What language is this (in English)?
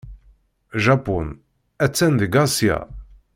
Kabyle